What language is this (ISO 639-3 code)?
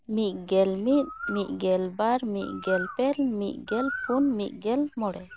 sat